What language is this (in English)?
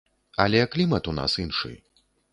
Belarusian